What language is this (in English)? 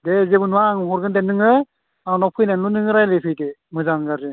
Bodo